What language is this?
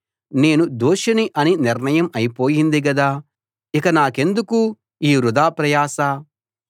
Telugu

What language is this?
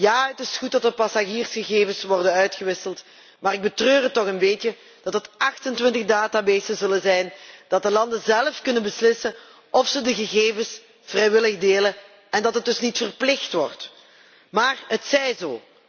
Dutch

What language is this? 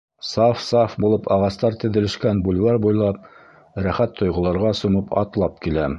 Bashkir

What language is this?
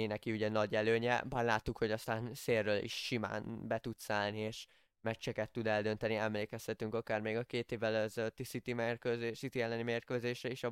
Hungarian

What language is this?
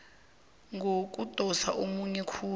South Ndebele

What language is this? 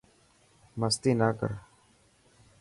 Dhatki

